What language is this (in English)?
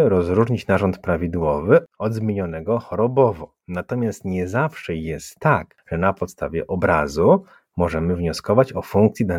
Polish